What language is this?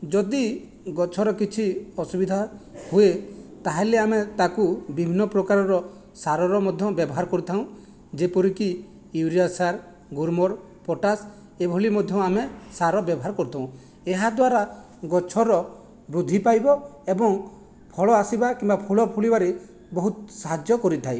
Odia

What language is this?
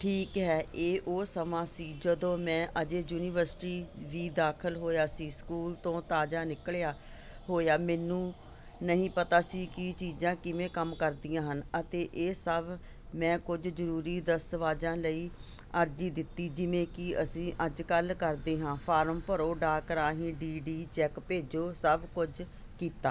Punjabi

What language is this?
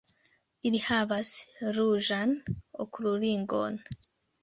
Esperanto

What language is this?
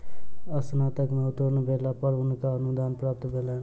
Maithili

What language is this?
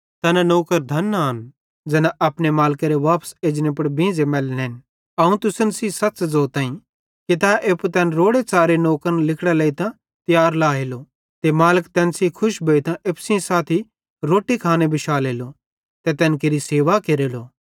Bhadrawahi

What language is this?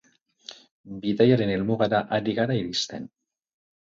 Basque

